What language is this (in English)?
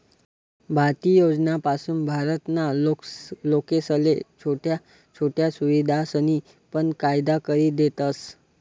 Marathi